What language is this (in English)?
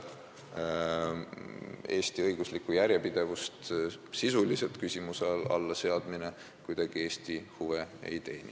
Estonian